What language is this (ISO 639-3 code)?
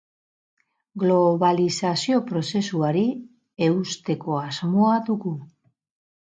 eus